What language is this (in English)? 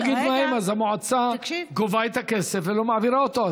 Hebrew